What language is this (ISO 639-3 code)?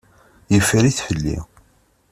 kab